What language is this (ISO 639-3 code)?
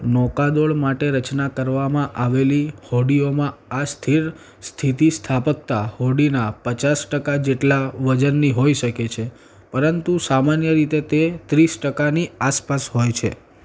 guj